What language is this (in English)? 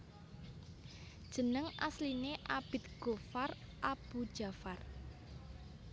Javanese